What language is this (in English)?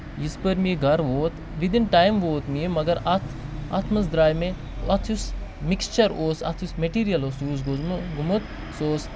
Kashmiri